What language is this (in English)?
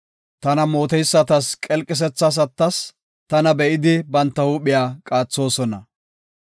Gofa